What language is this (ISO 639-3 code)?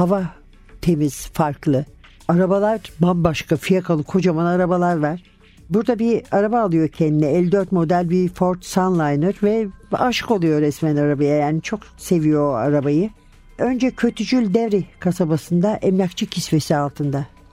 tur